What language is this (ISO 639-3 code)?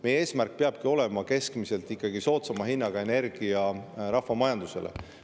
est